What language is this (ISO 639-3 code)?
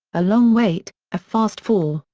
eng